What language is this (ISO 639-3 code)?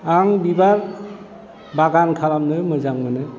brx